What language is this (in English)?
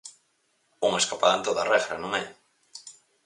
Galician